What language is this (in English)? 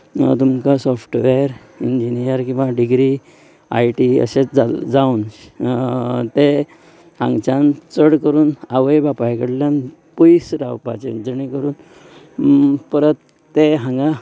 Konkani